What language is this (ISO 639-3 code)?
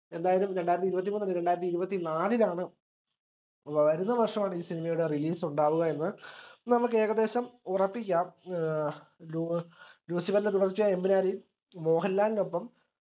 mal